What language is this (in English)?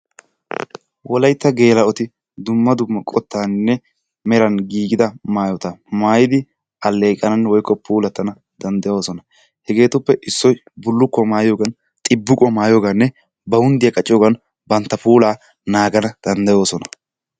Wolaytta